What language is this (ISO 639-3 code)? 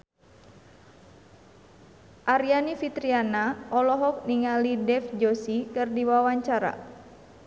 sun